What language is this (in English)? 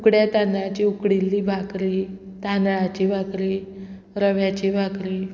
Konkani